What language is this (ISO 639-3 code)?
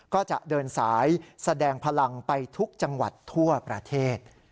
tha